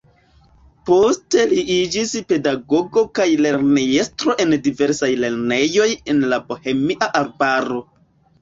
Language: Esperanto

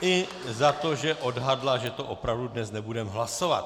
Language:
Czech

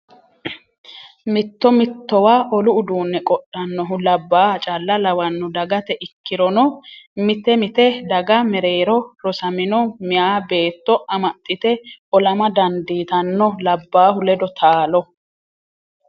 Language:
Sidamo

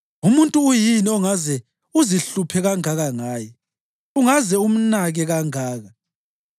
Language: North Ndebele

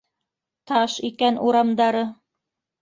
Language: Bashkir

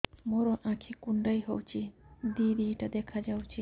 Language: Odia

